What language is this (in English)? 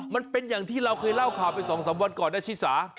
Thai